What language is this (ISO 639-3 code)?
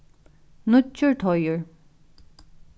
fao